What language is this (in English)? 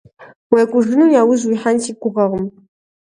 Kabardian